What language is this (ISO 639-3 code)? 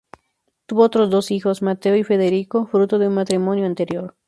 spa